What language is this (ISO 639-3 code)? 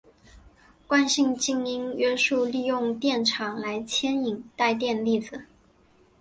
zho